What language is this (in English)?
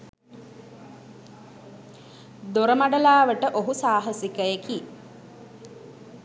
Sinhala